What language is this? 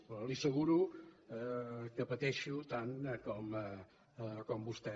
Catalan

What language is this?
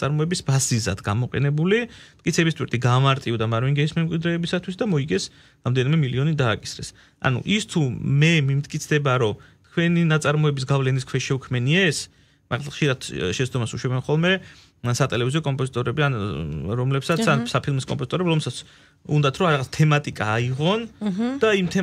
Romanian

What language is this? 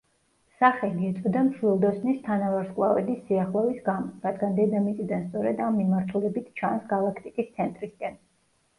Georgian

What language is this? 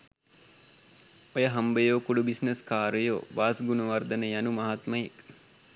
Sinhala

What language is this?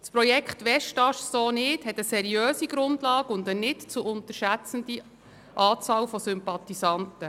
Swiss German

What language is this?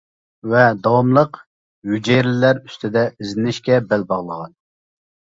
Uyghur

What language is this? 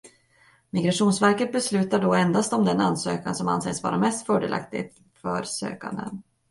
Swedish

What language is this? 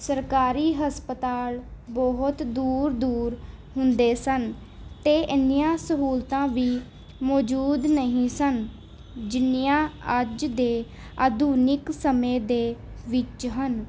Punjabi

